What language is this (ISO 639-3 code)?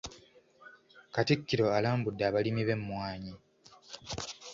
lug